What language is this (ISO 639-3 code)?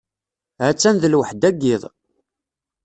kab